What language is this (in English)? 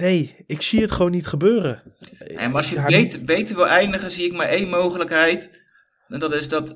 Dutch